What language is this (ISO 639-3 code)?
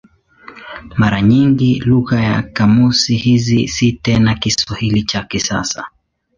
swa